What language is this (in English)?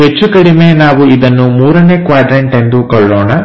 Kannada